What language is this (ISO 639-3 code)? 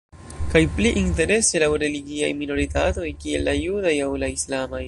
epo